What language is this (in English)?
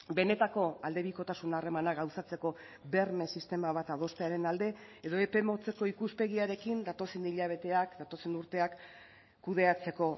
Basque